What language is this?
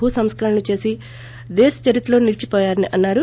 Telugu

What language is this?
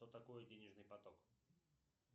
Russian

